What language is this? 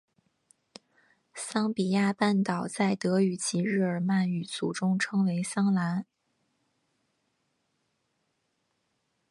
Chinese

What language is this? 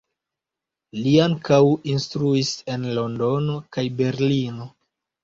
Esperanto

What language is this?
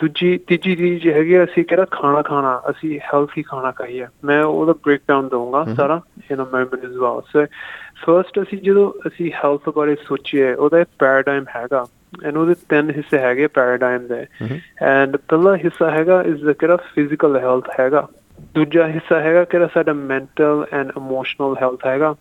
Punjabi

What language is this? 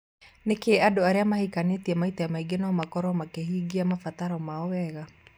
Kikuyu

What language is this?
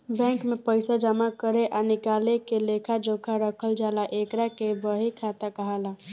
Bhojpuri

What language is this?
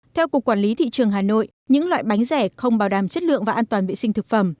Vietnamese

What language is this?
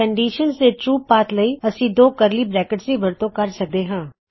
Punjabi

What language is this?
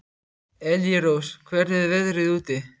Icelandic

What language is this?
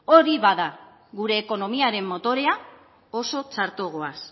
Basque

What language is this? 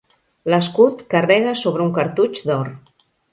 Catalan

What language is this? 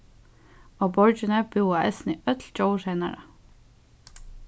Faroese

